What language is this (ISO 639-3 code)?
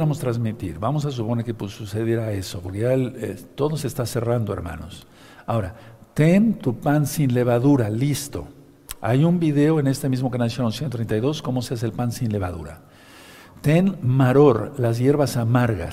spa